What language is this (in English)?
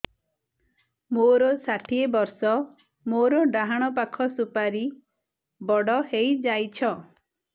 Odia